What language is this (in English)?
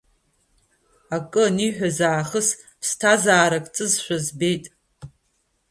Abkhazian